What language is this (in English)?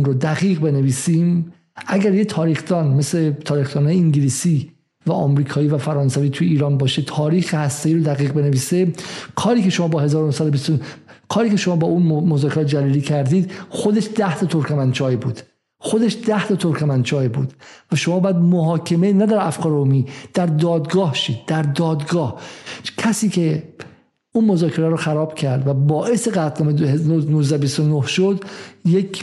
Persian